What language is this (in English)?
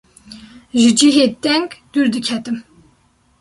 Kurdish